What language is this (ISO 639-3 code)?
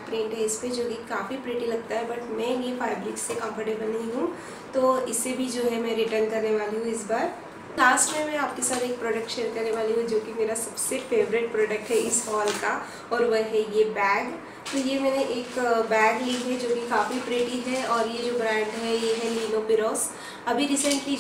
hin